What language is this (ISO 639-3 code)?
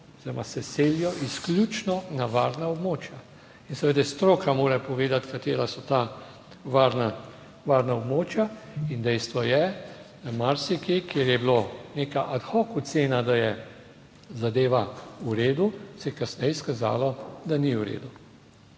slv